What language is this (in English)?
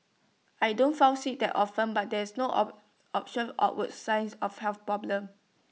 English